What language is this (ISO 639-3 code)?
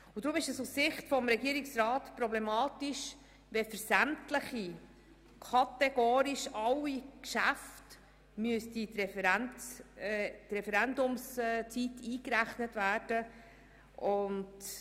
gsw